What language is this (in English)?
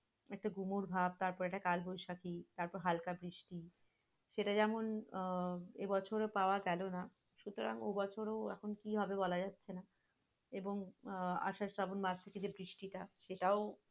Bangla